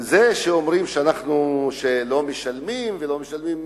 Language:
Hebrew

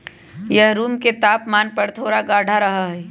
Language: Magahi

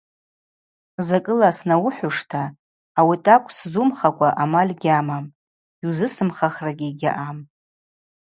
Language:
Abaza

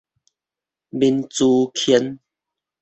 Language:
Min Nan Chinese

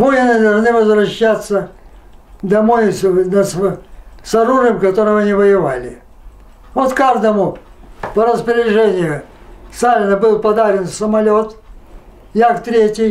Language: Russian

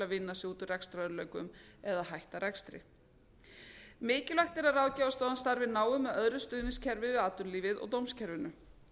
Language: Icelandic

